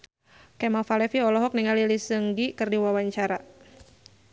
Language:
Sundanese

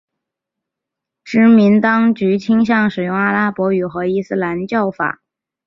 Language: Chinese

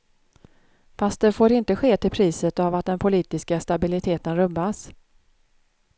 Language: Swedish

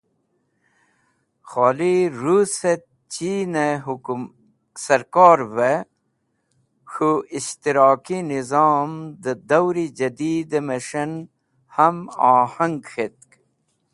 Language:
Wakhi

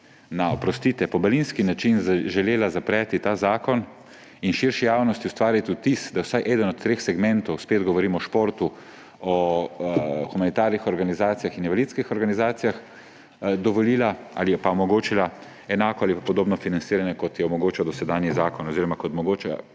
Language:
Slovenian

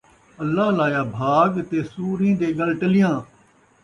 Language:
Saraiki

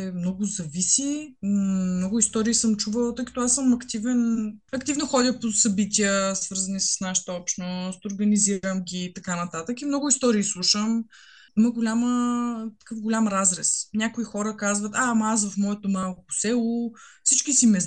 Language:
Bulgarian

